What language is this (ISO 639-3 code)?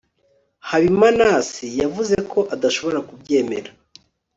kin